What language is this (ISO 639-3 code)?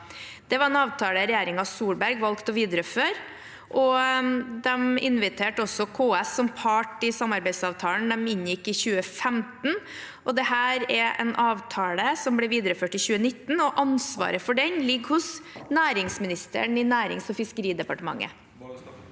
nor